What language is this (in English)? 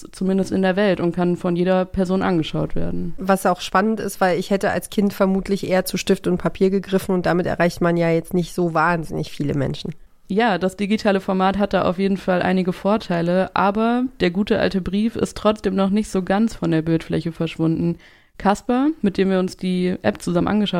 German